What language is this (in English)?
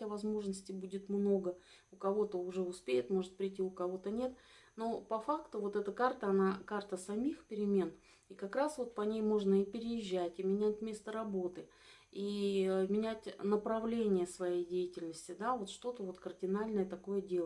Russian